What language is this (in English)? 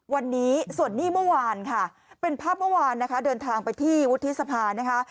Thai